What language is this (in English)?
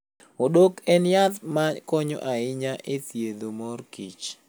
Luo (Kenya and Tanzania)